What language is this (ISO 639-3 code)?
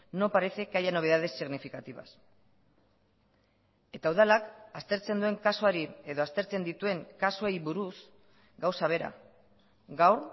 eus